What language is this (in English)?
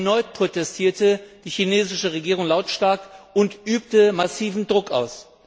German